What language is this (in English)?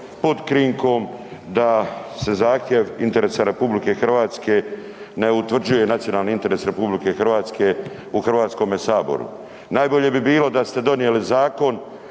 Croatian